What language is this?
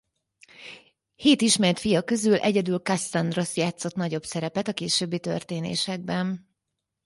Hungarian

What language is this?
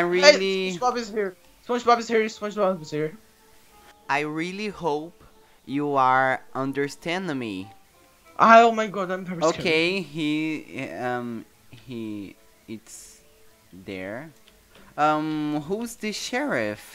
English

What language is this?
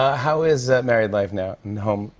English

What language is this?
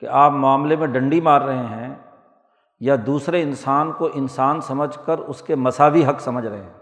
Urdu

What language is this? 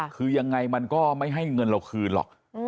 Thai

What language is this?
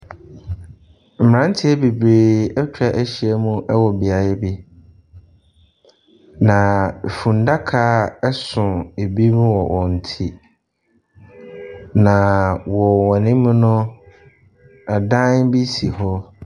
Akan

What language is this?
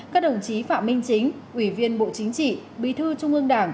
Vietnamese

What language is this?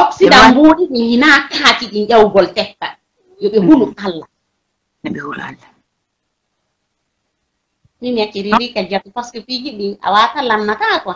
Italian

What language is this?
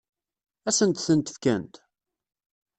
Kabyle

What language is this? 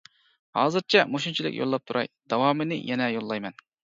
Uyghur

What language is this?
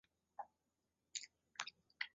Chinese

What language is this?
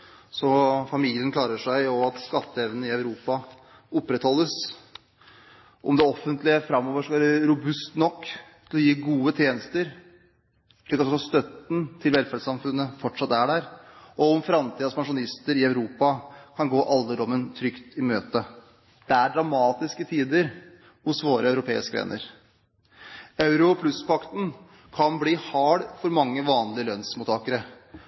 Norwegian Bokmål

